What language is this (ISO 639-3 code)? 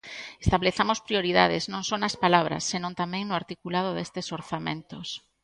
glg